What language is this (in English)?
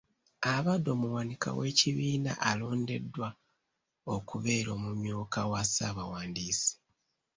Ganda